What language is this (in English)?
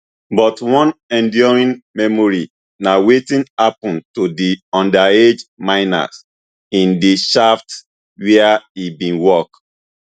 Nigerian Pidgin